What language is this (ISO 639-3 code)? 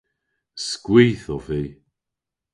cor